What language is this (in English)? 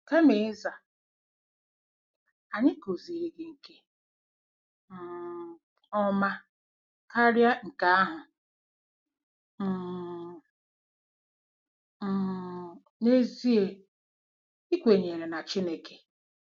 Igbo